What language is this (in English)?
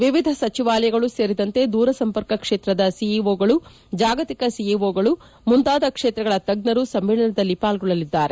Kannada